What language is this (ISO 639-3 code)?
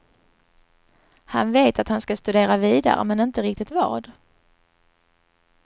swe